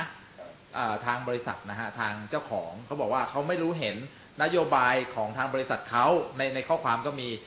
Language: Thai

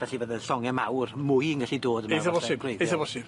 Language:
Welsh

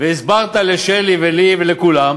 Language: Hebrew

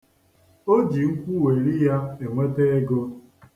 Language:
Igbo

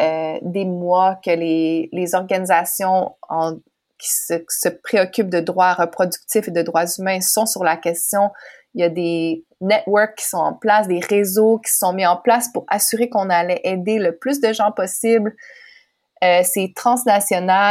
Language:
French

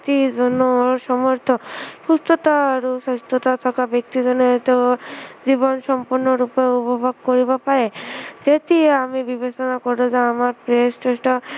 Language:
Assamese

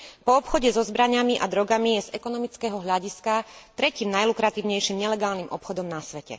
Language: Slovak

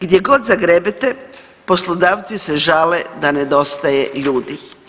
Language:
Croatian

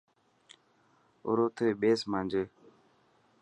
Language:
Dhatki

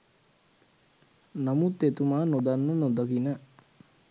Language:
Sinhala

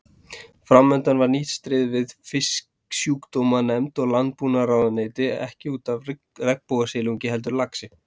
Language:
Icelandic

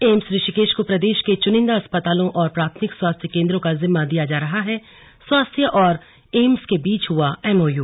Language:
Hindi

